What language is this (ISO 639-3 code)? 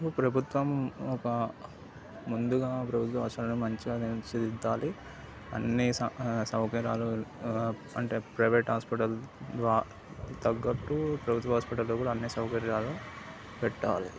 tel